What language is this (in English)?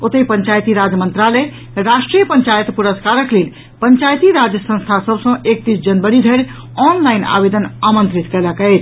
Maithili